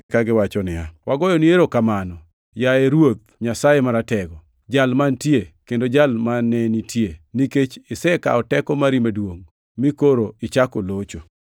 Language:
Luo (Kenya and Tanzania)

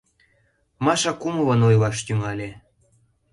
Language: Mari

